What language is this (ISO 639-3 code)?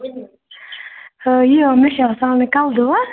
kas